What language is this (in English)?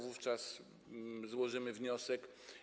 Polish